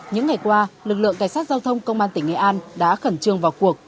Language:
Vietnamese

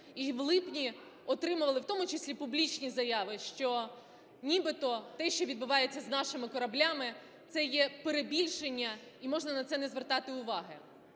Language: Ukrainian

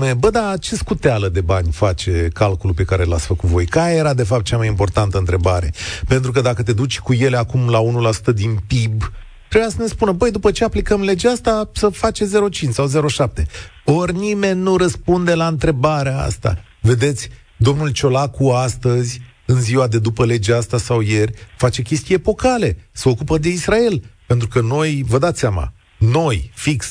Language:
Romanian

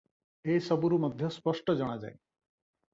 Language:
Odia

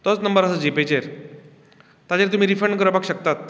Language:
Konkani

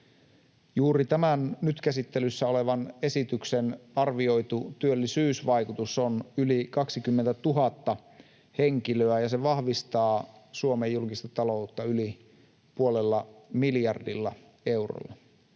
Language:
Finnish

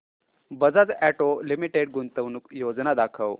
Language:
Marathi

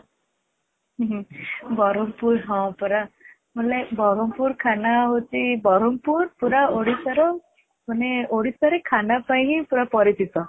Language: Odia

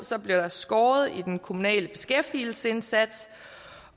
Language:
Danish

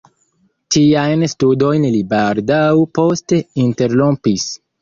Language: Esperanto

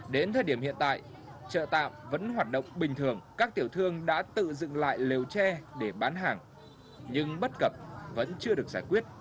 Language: Vietnamese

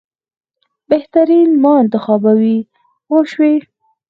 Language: Pashto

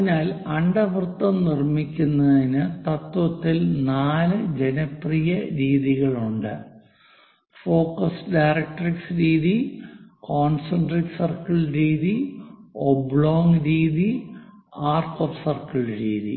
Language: Malayalam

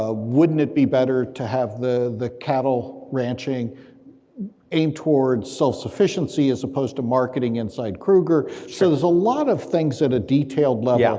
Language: English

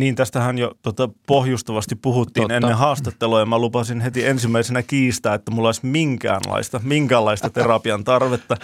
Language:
Finnish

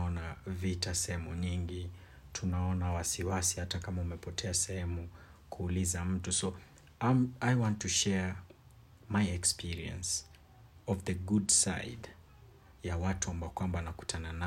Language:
Swahili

